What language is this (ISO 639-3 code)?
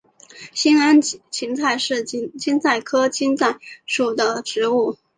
zho